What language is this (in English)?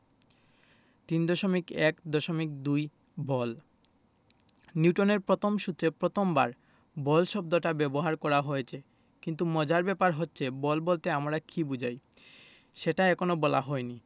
Bangla